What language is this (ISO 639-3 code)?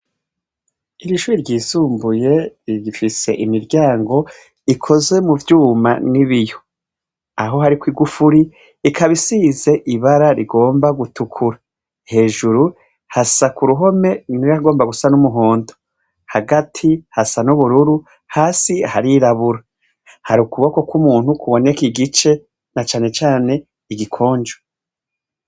run